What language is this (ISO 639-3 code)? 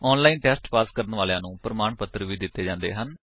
pan